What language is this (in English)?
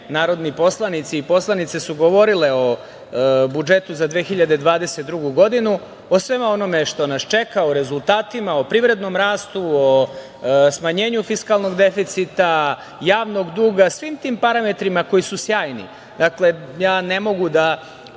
Serbian